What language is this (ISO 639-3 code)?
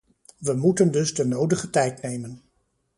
nld